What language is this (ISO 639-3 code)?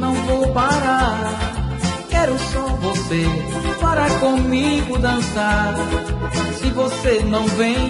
por